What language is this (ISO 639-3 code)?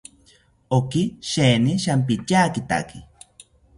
cpy